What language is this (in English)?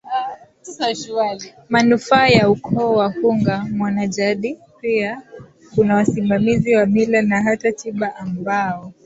Swahili